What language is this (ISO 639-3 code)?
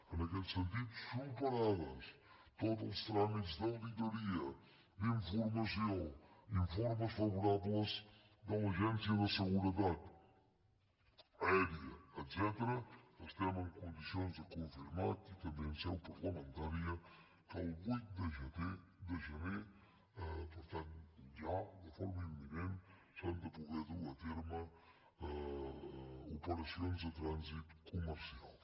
cat